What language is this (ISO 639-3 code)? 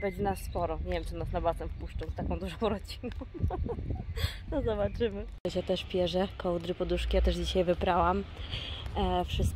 pol